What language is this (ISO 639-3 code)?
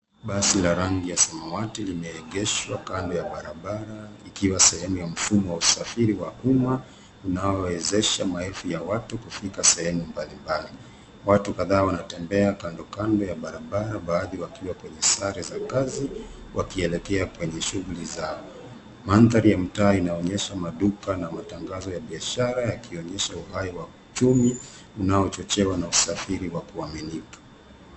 swa